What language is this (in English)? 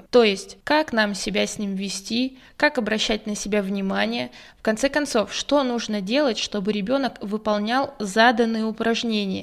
Russian